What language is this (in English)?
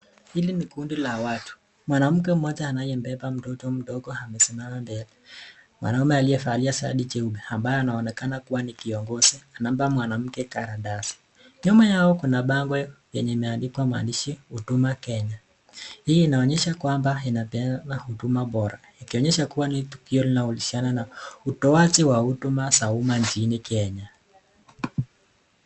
Swahili